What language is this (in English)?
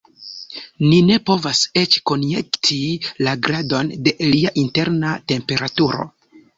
Esperanto